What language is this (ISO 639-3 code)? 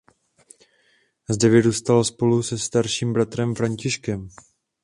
ces